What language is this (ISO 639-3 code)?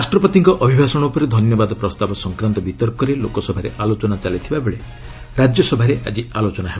ori